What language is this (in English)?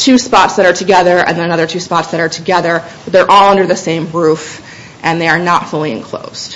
English